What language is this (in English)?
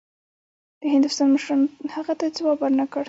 Pashto